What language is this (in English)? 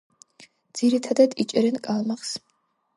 Georgian